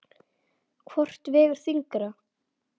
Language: Icelandic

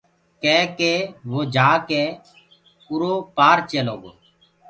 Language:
Gurgula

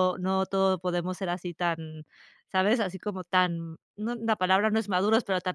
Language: Spanish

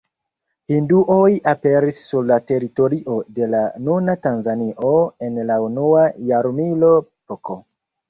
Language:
Esperanto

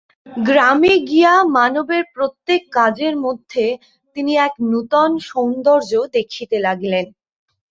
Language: Bangla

